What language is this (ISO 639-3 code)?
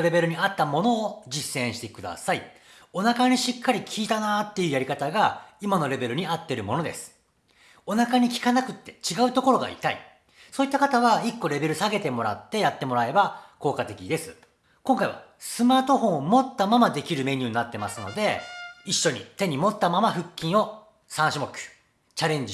jpn